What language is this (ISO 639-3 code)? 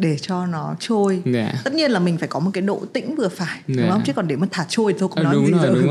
vie